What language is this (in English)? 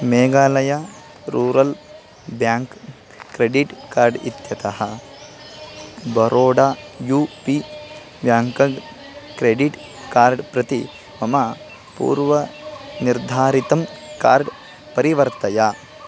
Sanskrit